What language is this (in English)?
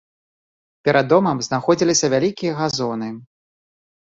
Belarusian